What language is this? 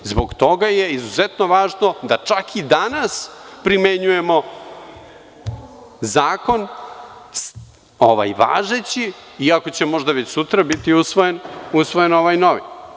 Serbian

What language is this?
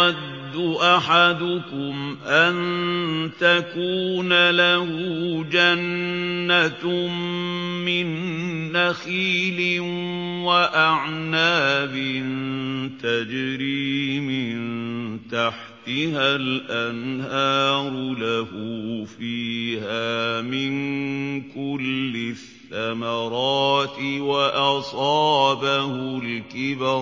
Arabic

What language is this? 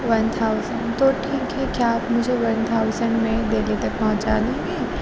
Urdu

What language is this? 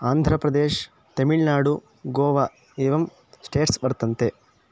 Sanskrit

